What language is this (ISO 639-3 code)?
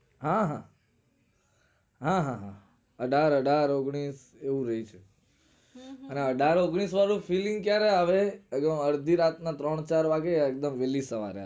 guj